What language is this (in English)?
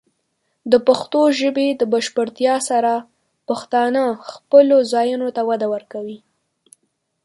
Pashto